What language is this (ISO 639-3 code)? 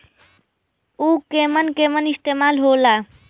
bho